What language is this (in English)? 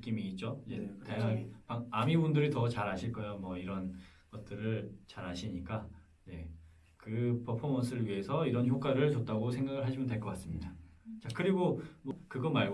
Korean